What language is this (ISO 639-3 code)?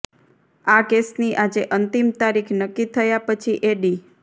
guj